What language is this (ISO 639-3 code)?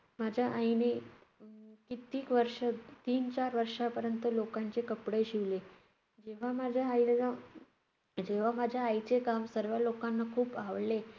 mar